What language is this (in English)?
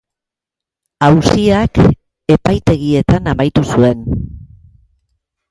Basque